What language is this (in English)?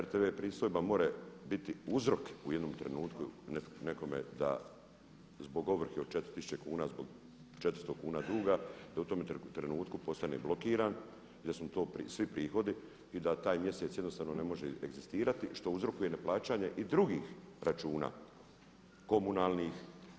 Croatian